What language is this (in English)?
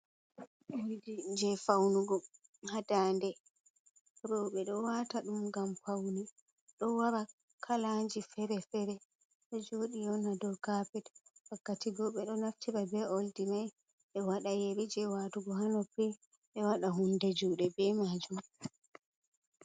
Fula